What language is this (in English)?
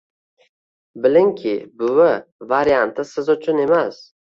Uzbek